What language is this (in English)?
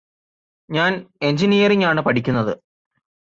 Malayalam